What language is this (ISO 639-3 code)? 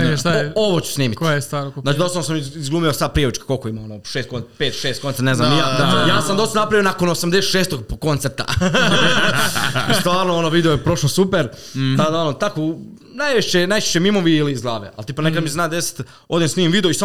hrv